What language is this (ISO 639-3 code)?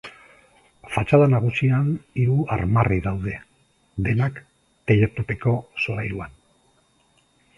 eus